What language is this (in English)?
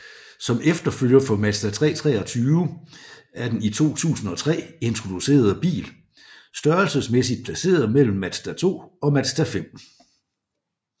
Danish